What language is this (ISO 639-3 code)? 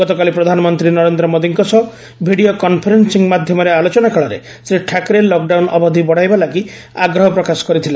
ori